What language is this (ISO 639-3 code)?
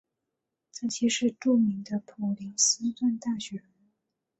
zho